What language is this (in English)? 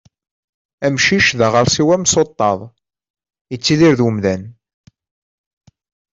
Kabyle